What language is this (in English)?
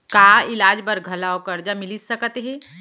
Chhattisgarhi